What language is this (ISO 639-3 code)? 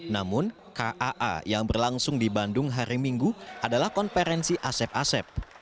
ind